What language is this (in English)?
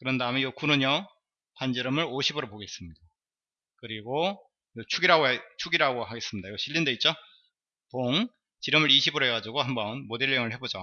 Korean